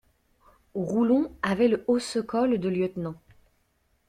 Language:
French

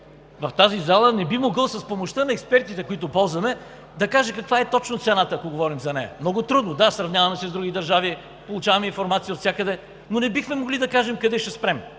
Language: Bulgarian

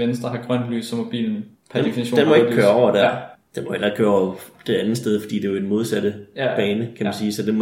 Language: Danish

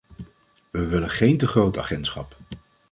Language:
Dutch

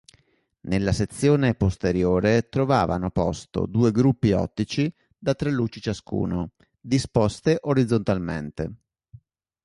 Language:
Italian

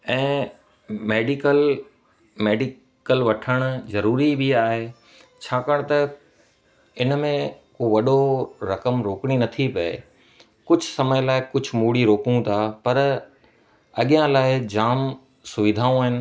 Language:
Sindhi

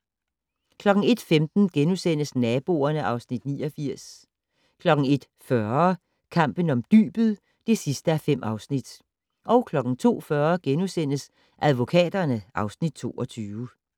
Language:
Danish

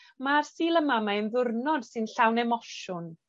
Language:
Welsh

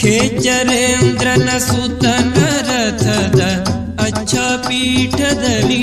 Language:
Kannada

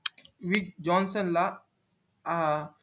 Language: Marathi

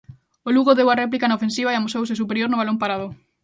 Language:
Galician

